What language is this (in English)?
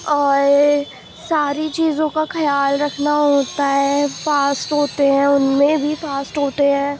Urdu